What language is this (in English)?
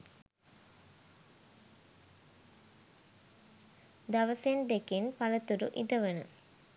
Sinhala